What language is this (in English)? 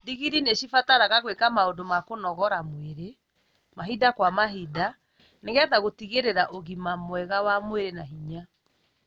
Kikuyu